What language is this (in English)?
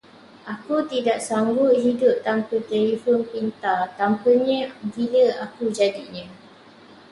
Malay